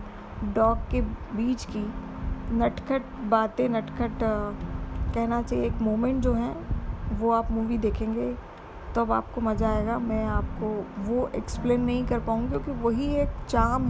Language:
Hindi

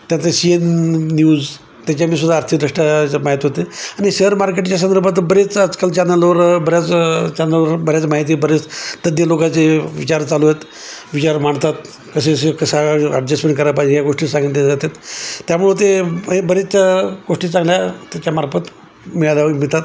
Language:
Marathi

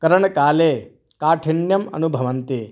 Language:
Sanskrit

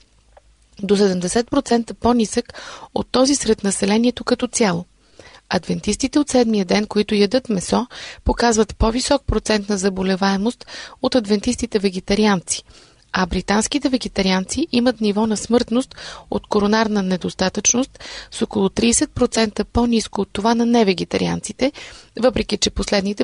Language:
Bulgarian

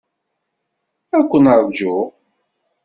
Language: Kabyle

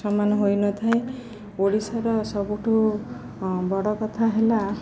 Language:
Odia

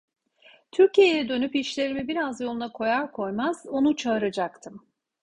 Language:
Turkish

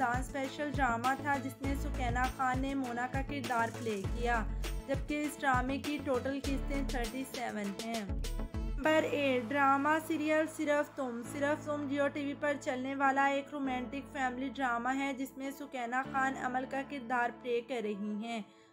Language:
Hindi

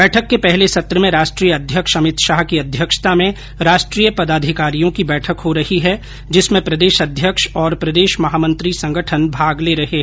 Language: Hindi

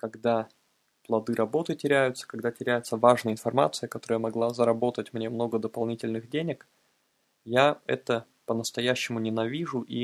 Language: Russian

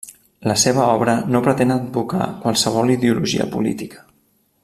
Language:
Catalan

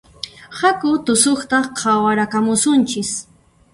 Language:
Puno Quechua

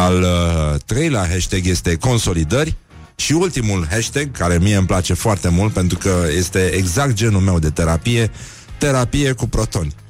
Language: Romanian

